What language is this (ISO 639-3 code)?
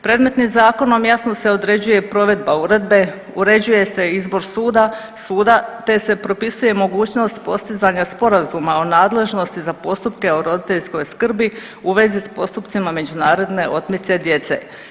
hrv